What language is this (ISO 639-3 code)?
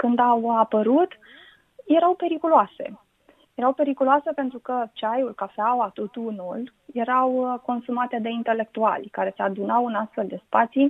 ron